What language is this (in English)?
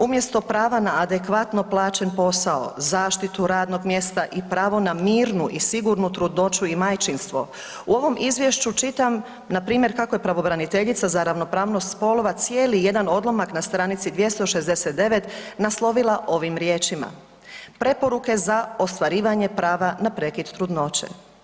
Croatian